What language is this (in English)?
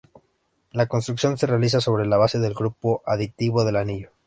Spanish